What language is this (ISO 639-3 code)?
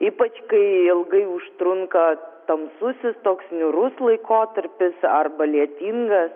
lit